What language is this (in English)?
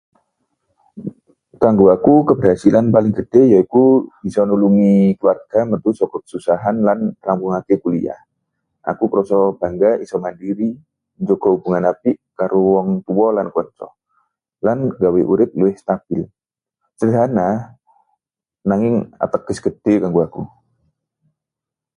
Javanese